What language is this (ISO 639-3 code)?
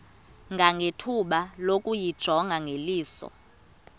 xho